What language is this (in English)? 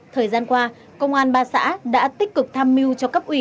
Vietnamese